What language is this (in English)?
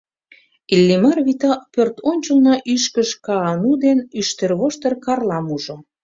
Mari